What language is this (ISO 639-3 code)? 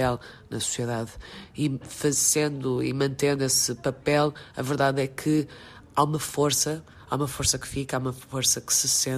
por